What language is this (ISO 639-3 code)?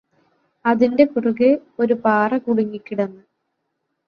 mal